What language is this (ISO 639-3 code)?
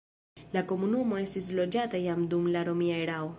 epo